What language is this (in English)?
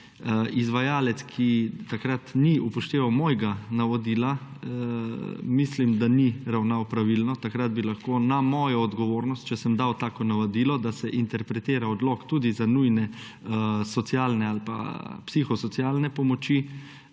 Slovenian